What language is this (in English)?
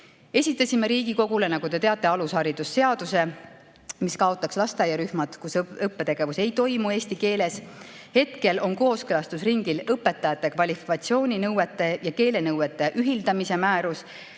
Estonian